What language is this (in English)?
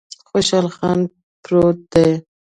Pashto